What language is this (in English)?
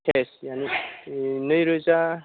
Bodo